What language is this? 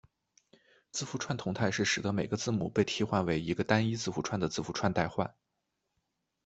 Chinese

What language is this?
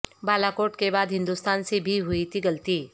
Urdu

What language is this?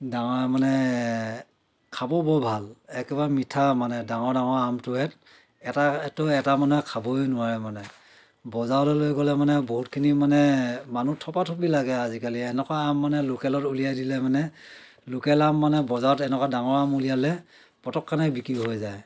Assamese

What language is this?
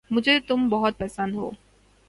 Urdu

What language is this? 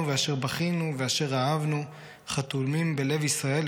Hebrew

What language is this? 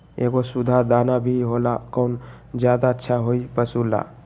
Magahi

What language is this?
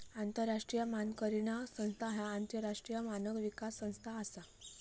Marathi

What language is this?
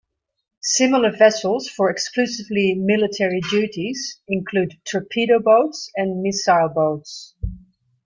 English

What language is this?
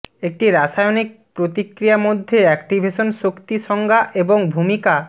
Bangla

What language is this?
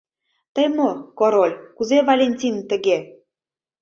Mari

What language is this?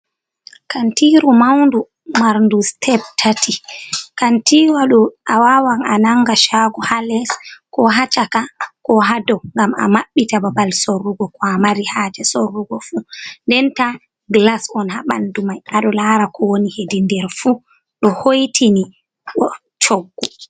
Fula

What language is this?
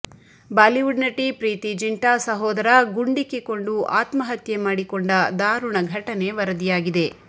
Kannada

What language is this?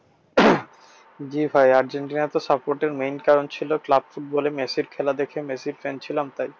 Bangla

